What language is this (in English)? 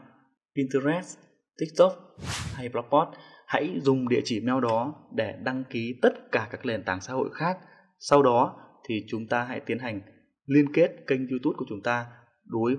Vietnamese